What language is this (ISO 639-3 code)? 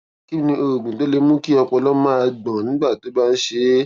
yor